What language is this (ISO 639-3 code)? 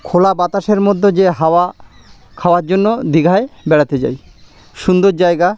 ben